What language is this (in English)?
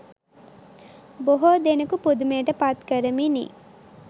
Sinhala